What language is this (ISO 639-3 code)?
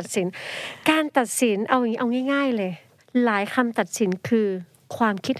tha